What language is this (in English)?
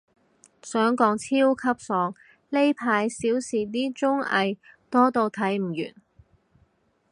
Cantonese